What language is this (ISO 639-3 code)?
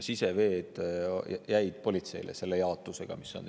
est